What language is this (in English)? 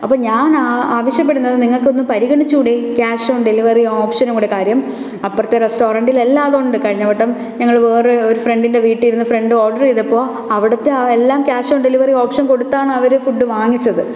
Malayalam